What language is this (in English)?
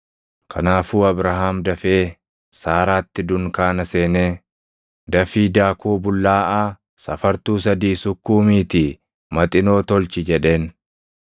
Oromo